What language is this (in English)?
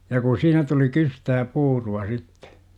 Finnish